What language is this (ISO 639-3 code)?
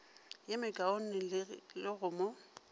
nso